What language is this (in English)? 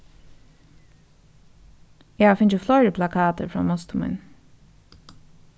Faroese